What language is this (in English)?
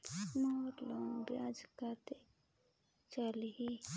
Chhattisgarhi